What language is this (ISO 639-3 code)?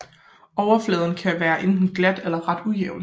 dan